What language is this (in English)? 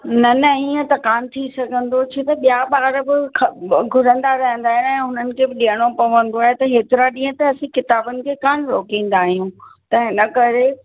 Sindhi